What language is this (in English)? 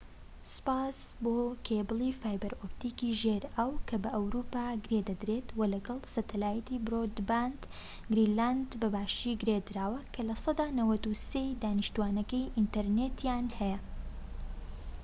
Central Kurdish